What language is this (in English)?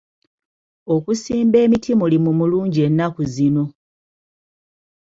Ganda